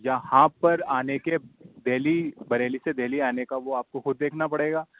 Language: Urdu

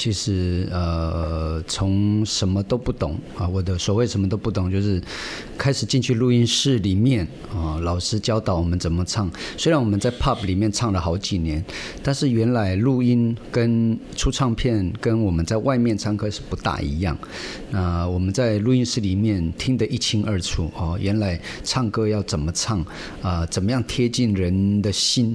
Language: Chinese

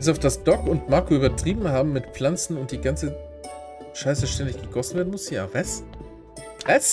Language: German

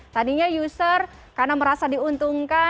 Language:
Indonesian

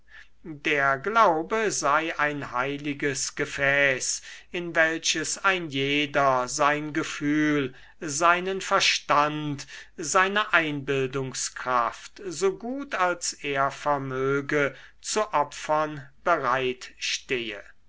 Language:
German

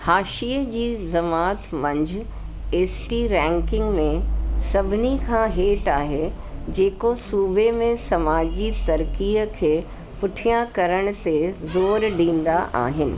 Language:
Sindhi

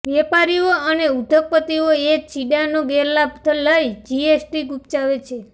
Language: Gujarati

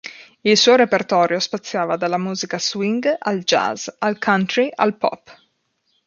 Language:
Italian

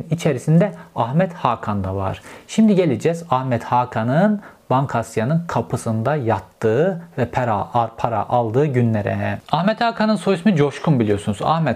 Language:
Turkish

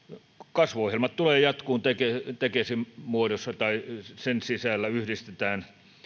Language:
Finnish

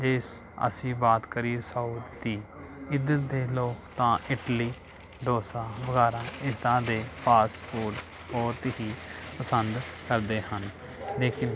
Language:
Punjabi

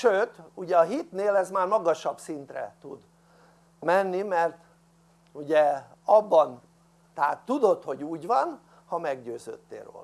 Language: Hungarian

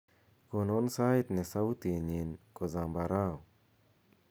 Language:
Kalenjin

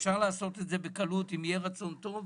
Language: Hebrew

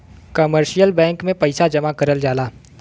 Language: Bhojpuri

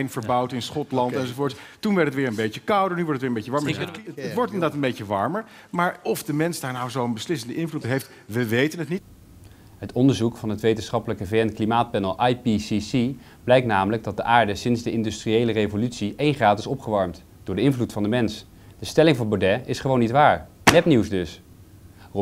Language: Dutch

